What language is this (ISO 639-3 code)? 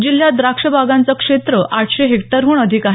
mar